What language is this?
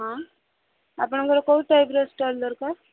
Odia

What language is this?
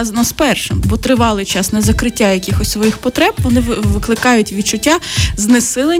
Ukrainian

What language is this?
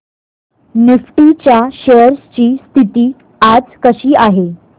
Marathi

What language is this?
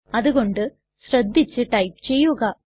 Malayalam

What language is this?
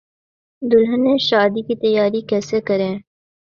Urdu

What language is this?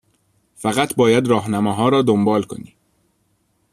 Persian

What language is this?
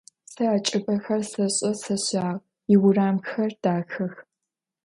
Adyghe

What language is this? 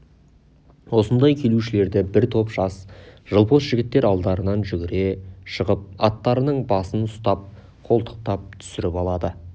Kazakh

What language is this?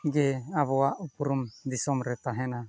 Santali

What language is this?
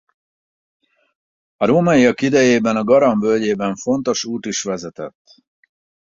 Hungarian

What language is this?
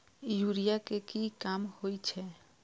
Maithili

